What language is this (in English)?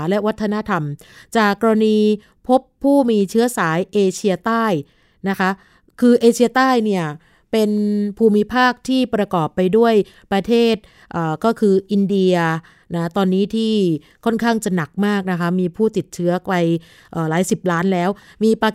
Thai